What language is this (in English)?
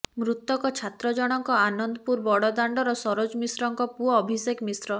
Odia